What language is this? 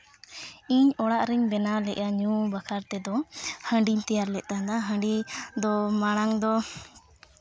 Santali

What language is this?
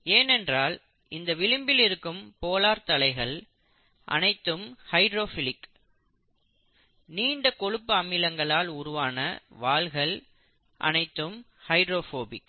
Tamil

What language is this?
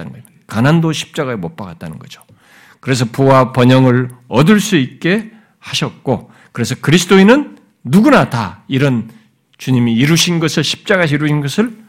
Korean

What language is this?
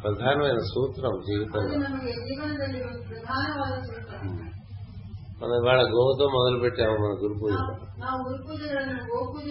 Telugu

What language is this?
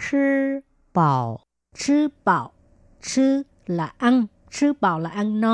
Vietnamese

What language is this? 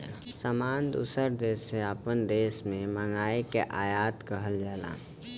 Bhojpuri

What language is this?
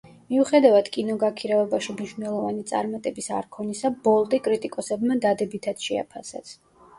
Georgian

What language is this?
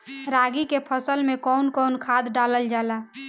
Bhojpuri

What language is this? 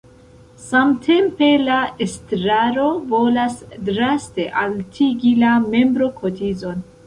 Esperanto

